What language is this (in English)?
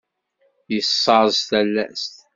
Kabyle